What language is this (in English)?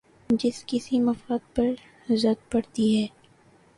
Urdu